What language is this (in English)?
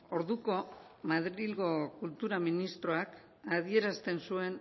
Basque